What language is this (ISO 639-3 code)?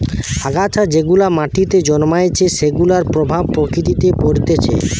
ben